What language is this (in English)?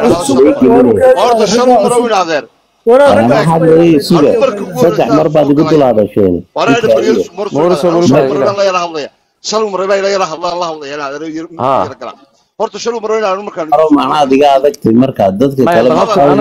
Arabic